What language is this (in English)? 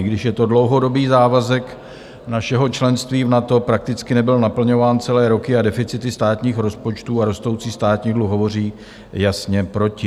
Czech